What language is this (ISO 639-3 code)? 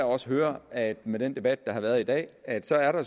dan